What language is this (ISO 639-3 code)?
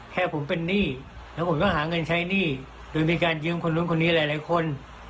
tha